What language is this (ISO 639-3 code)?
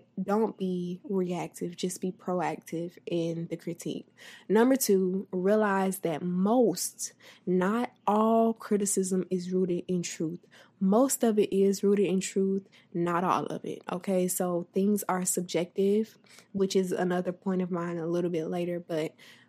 eng